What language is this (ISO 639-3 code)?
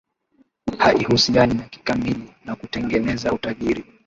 swa